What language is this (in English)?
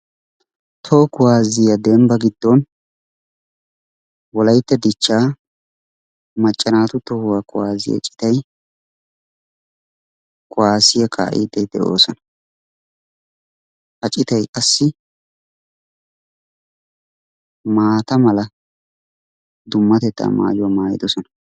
Wolaytta